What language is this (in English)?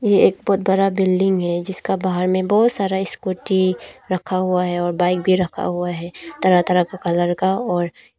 Hindi